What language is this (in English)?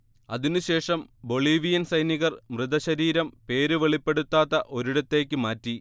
Malayalam